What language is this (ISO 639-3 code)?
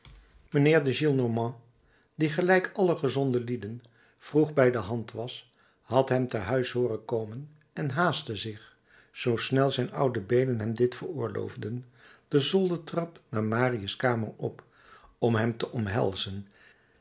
nld